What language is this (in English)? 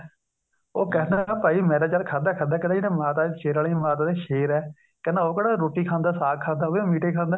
Punjabi